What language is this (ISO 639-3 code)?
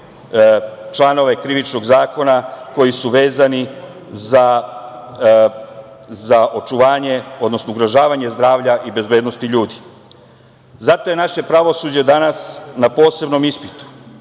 srp